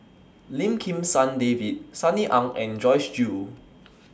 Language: English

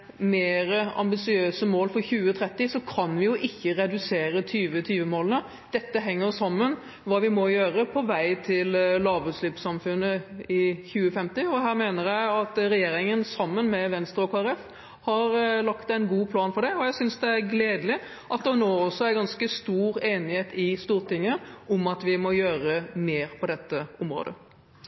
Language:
Norwegian Bokmål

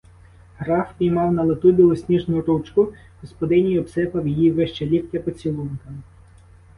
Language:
Ukrainian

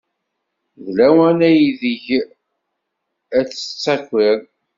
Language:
Kabyle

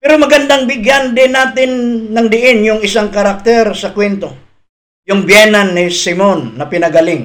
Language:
Filipino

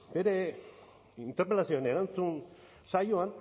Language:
Basque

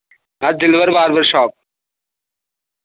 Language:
Dogri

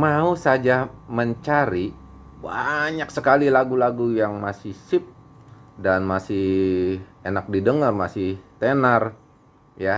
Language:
Indonesian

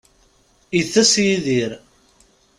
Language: Kabyle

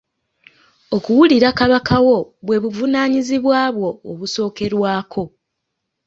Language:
Ganda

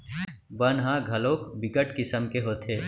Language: Chhattisgarhi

